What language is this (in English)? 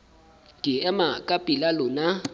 Southern Sotho